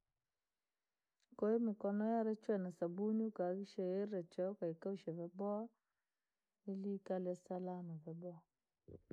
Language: Langi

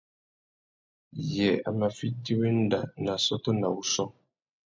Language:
Tuki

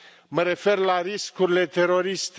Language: Romanian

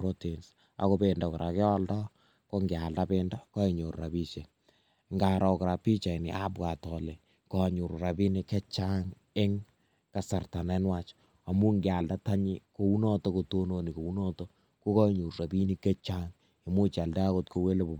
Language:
Kalenjin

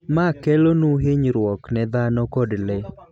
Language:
Luo (Kenya and Tanzania)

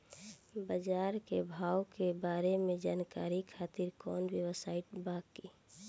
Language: Bhojpuri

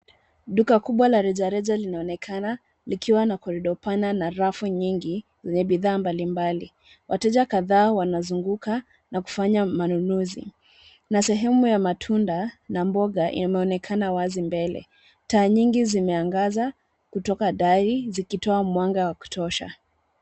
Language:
Swahili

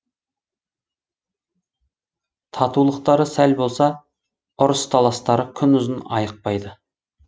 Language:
Kazakh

